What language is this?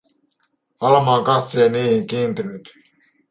Finnish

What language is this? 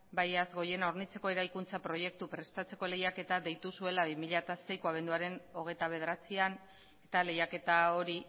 Basque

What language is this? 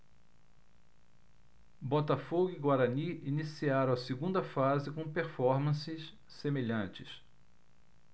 Portuguese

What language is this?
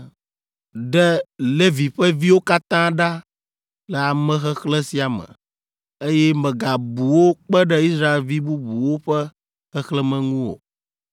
Ewe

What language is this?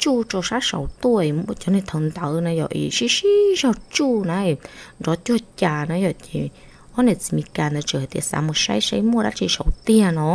Vietnamese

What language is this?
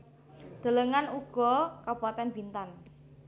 Javanese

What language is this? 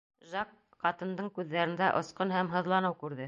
Bashkir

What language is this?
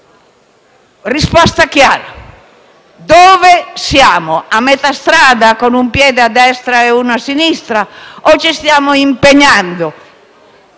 Italian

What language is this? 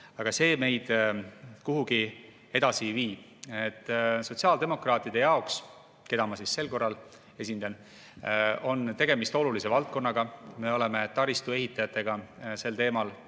Estonian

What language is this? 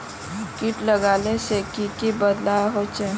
Magahi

